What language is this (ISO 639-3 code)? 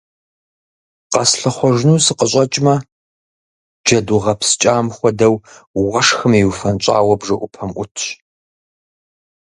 kbd